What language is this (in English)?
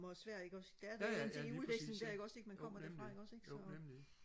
Danish